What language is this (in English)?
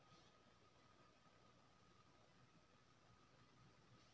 Maithili